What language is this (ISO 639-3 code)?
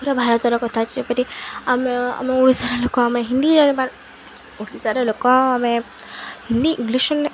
ori